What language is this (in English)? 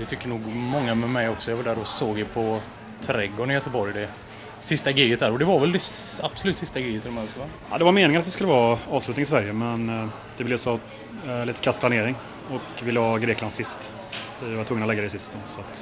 Swedish